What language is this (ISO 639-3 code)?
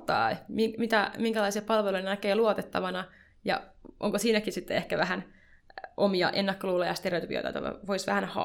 fin